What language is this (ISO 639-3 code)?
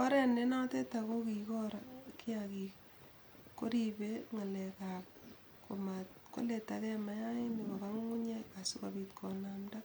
kln